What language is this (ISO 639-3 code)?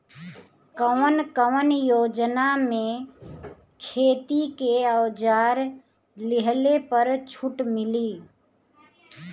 bho